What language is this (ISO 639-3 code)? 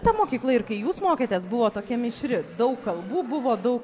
lit